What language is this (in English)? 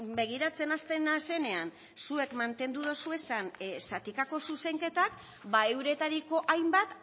Basque